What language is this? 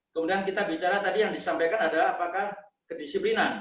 Indonesian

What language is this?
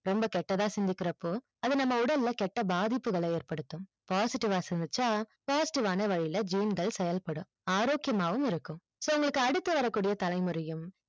Tamil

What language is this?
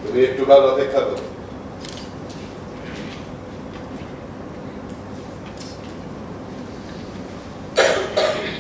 Hindi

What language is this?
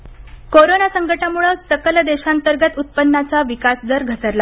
Marathi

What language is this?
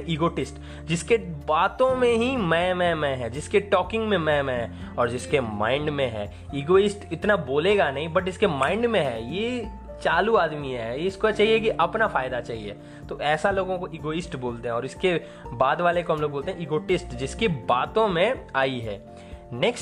Hindi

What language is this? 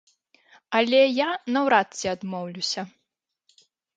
Belarusian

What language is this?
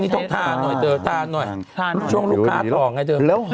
Thai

